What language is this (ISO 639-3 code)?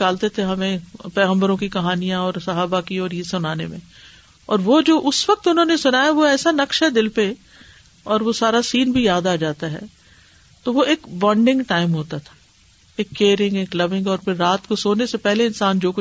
urd